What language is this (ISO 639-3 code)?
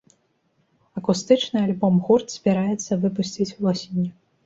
bel